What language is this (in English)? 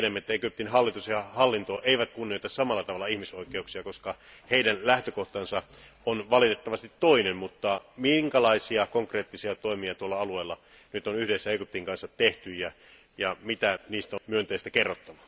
Finnish